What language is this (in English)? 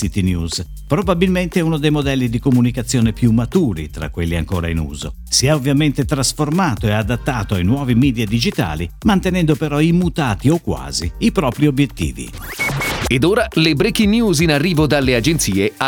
Italian